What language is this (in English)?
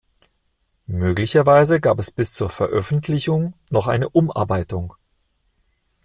German